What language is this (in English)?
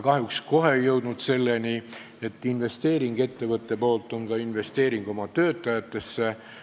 Estonian